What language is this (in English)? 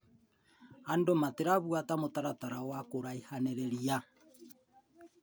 Kikuyu